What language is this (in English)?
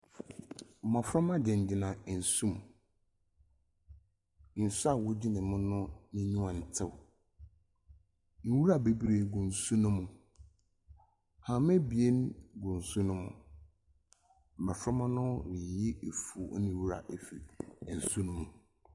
Akan